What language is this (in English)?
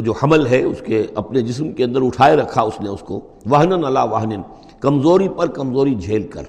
Urdu